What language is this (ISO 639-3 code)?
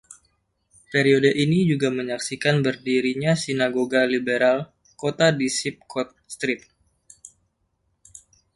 ind